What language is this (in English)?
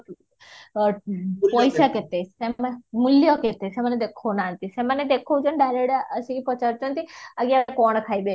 Odia